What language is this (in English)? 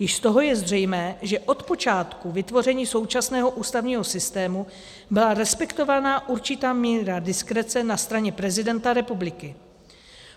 Czech